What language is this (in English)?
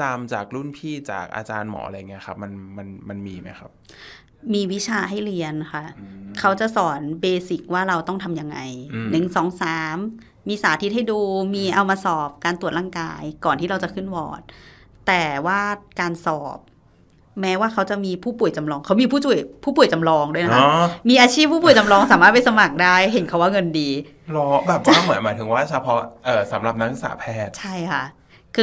Thai